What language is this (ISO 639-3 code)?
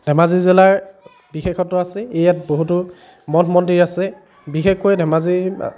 asm